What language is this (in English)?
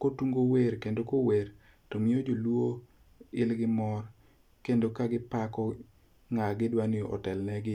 Luo (Kenya and Tanzania)